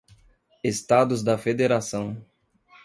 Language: Portuguese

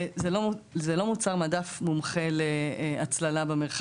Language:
Hebrew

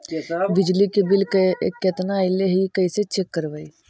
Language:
Magahi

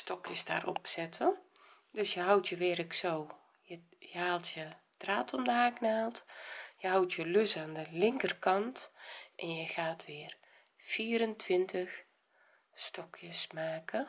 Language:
Dutch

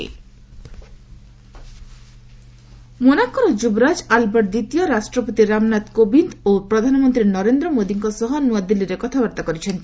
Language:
Odia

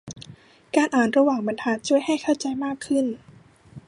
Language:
Thai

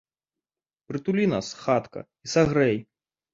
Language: Belarusian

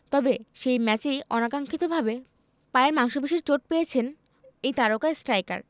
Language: Bangla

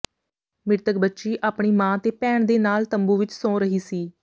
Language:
Punjabi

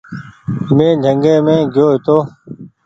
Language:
Goaria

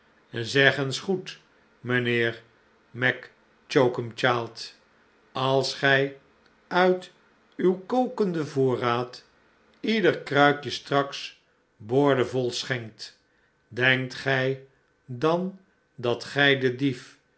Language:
Dutch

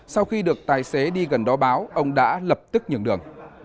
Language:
Vietnamese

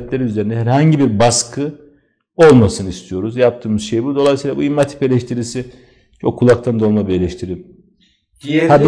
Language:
Turkish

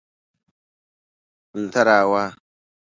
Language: Persian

